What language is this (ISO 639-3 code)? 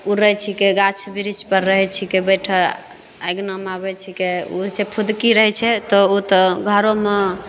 mai